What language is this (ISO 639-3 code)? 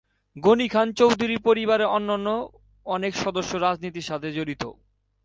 ben